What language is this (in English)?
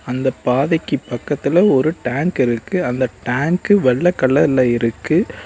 Tamil